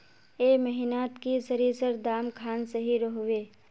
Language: Magahi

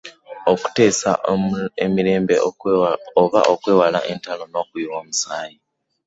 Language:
Ganda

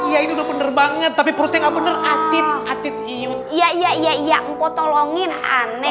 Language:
Indonesian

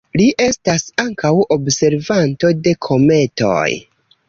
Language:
Esperanto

